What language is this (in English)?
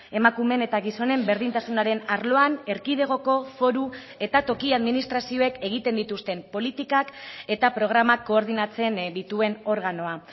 Basque